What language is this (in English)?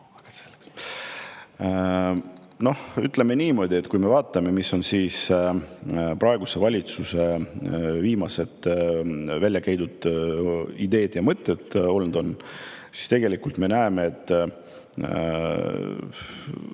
Estonian